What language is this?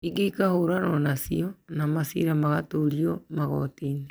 Kikuyu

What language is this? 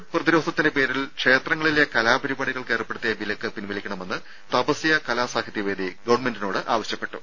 Malayalam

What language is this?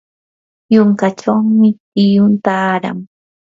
Yanahuanca Pasco Quechua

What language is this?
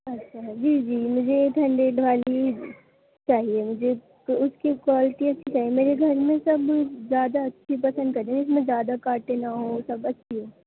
Urdu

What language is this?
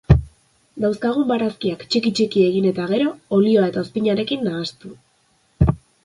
Basque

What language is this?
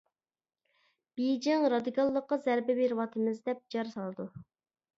Uyghur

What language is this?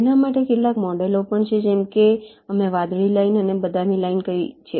Gujarati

